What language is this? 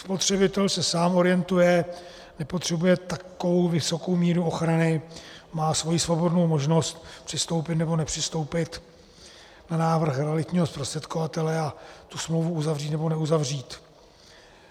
Czech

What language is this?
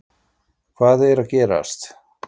Icelandic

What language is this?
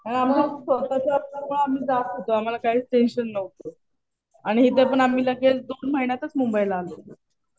Marathi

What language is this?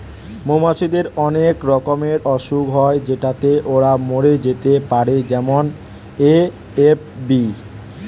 Bangla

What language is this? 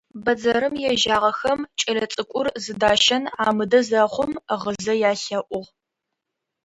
Adyghe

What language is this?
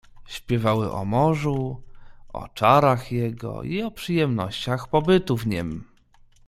Polish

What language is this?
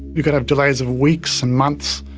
English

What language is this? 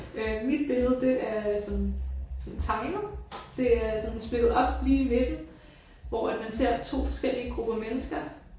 Danish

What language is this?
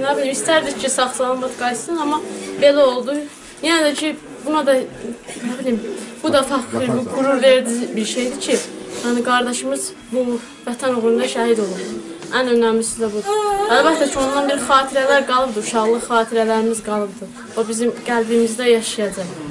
Turkish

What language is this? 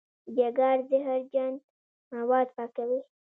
Pashto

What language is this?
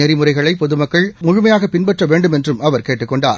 Tamil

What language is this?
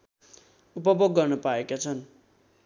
Nepali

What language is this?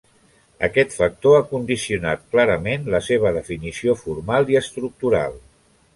Catalan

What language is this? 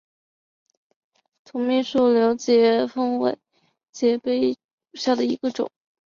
Chinese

